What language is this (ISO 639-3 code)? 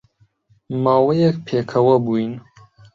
ckb